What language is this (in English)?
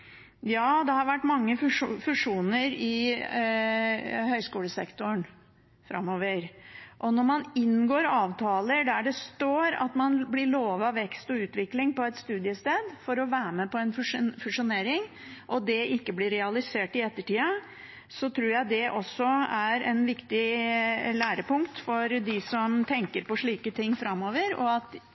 Norwegian Bokmål